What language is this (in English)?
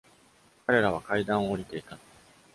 Japanese